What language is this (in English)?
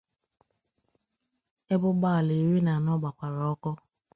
Igbo